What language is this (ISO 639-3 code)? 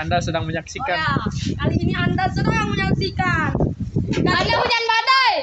ind